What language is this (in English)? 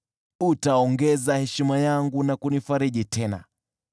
Swahili